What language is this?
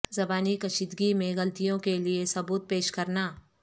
Urdu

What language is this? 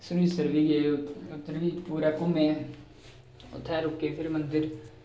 Dogri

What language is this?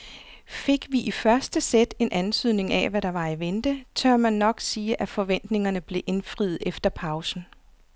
Danish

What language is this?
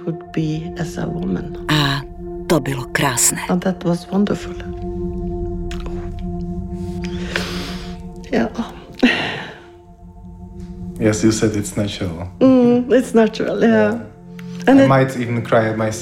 Czech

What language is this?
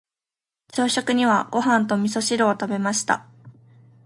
Japanese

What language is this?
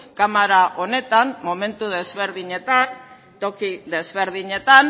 Basque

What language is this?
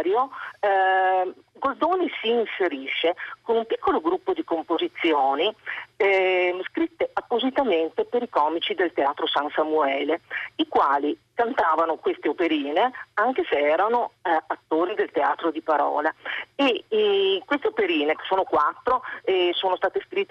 Italian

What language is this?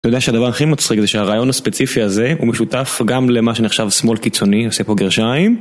Hebrew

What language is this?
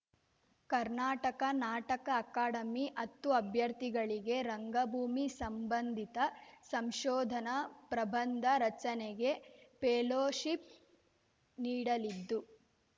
Kannada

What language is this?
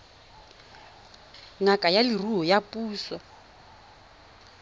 Tswana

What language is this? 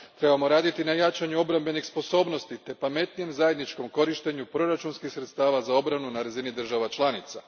Croatian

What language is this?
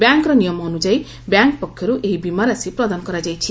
Odia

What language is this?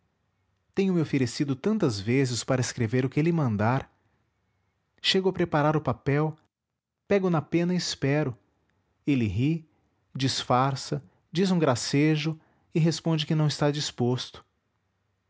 Portuguese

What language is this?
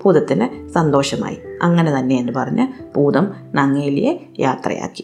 Malayalam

